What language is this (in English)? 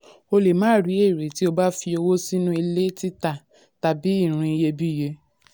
Yoruba